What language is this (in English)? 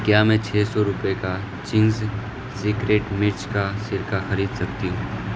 Urdu